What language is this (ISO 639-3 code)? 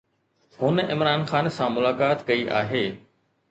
snd